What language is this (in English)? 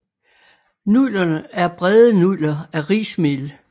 Danish